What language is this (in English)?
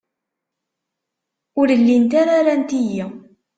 Kabyle